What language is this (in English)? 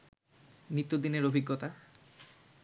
Bangla